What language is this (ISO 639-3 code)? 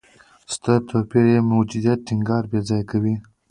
pus